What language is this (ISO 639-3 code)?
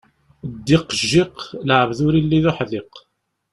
kab